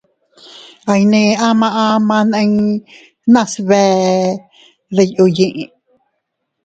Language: Teutila Cuicatec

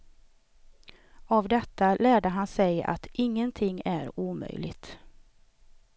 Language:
Swedish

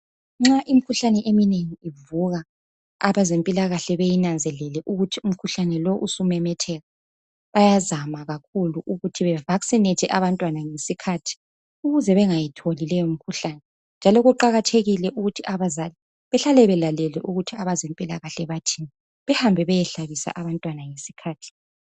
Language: North Ndebele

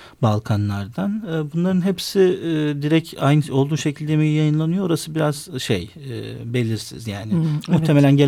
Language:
Turkish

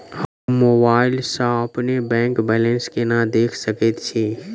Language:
Maithili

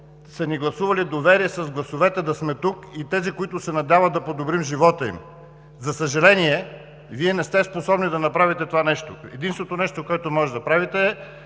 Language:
Bulgarian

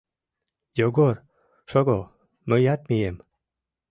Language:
Mari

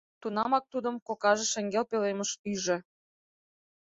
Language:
Mari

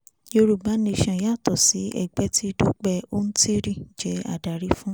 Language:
Yoruba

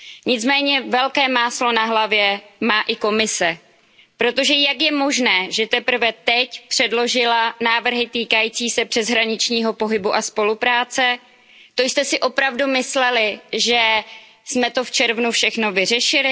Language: Czech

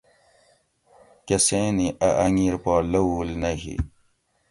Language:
Gawri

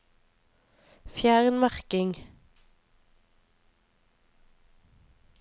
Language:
Norwegian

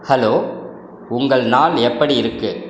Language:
Tamil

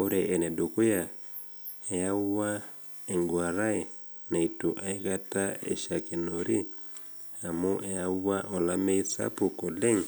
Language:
Masai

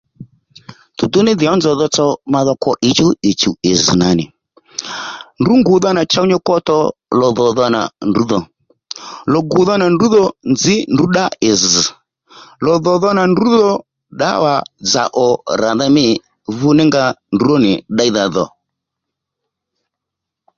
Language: Lendu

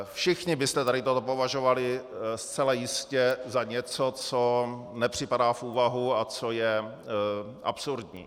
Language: Czech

